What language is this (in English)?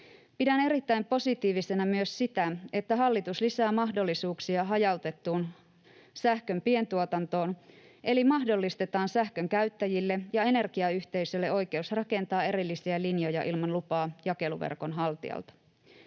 Finnish